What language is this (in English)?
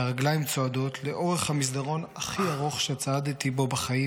Hebrew